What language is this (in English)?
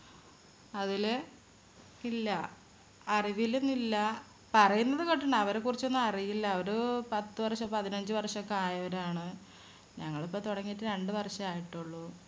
Malayalam